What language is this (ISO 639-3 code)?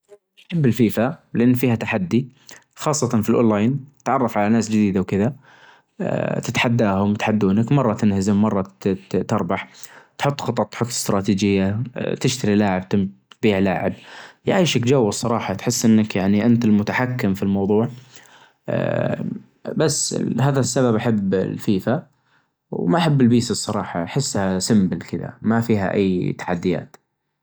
ars